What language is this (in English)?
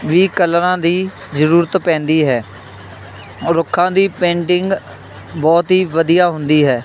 Punjabi